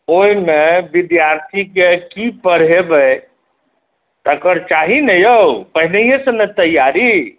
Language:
Maithili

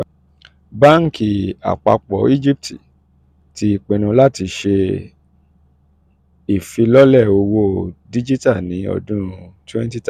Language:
Yoruba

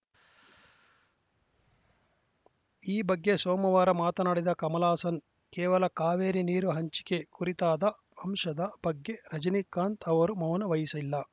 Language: Kannada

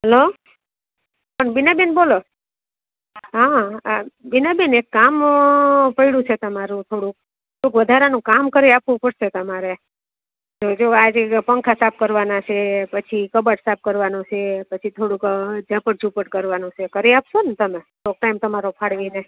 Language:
Gujarati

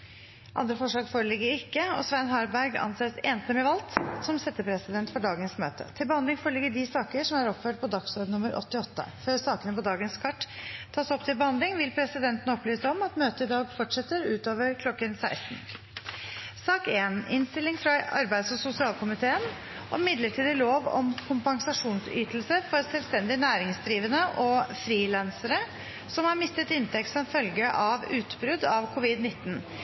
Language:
Norwegian Bokmål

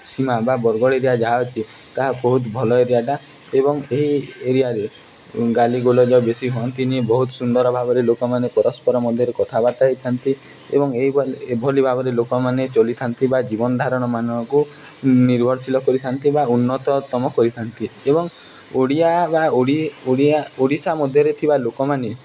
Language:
Odia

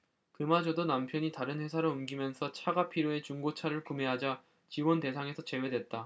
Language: Korean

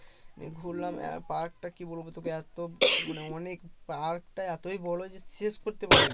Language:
Bangla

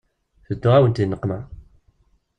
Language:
Kabyle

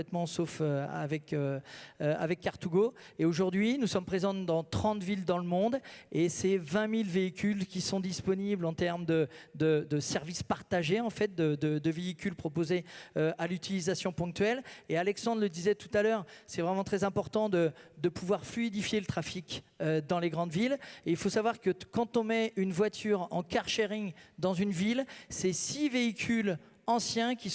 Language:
French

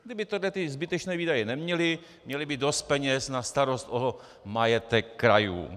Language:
Czech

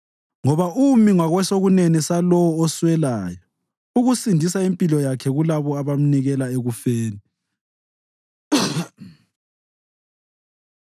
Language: North Ndebele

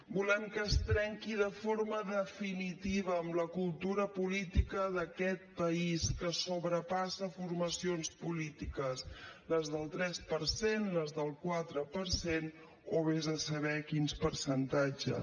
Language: Catalan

